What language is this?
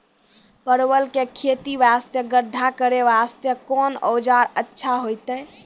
Maithili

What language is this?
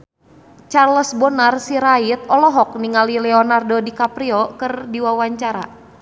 Sundanese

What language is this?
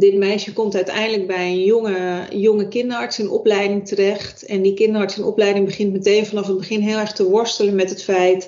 Dutch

